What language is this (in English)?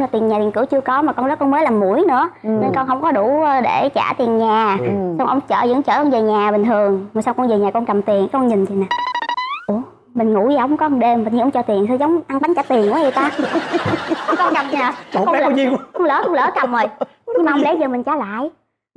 Vietnamese